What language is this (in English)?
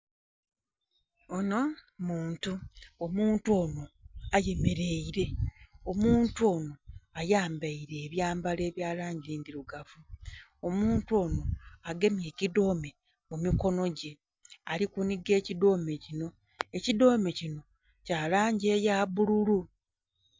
Soga